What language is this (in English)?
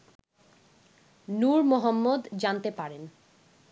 Bangla